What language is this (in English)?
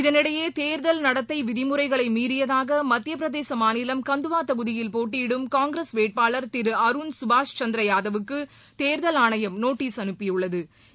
Tamil